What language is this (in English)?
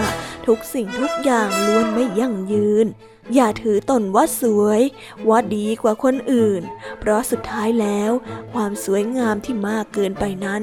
Thai